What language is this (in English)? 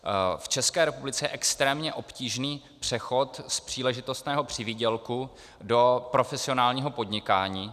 Czech